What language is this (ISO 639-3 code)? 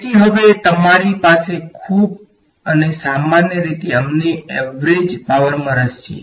guj